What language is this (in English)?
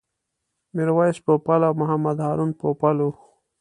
Pashto